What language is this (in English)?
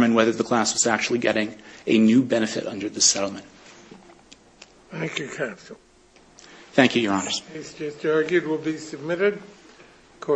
English